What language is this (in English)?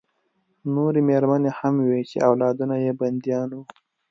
Pashto